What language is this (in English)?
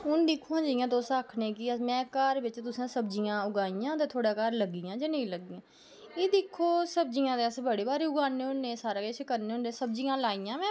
Dogri